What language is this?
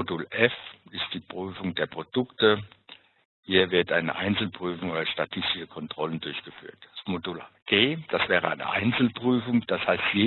German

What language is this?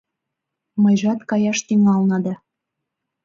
Mari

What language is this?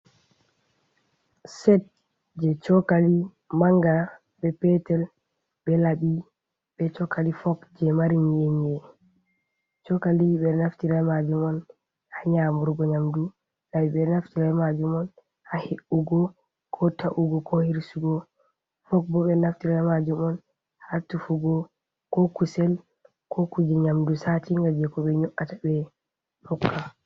Fula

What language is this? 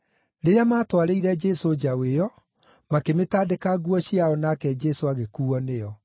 Kikuyu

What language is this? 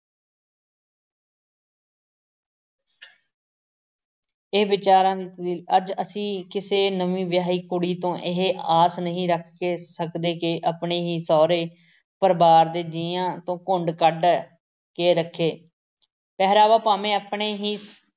Punjabi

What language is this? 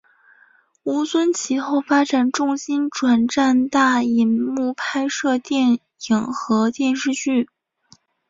Chinese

